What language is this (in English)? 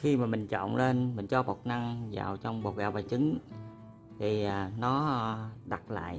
Vietnamese